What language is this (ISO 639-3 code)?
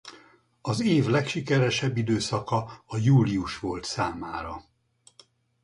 hun